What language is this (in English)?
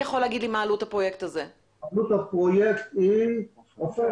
Hebrew